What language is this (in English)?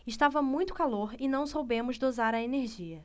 Portuguese